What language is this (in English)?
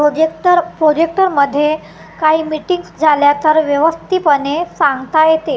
Marathi